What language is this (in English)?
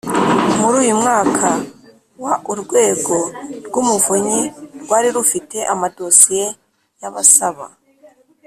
Kinyarwanda